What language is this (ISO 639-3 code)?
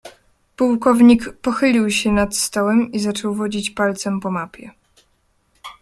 pol